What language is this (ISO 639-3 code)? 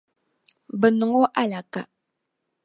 dag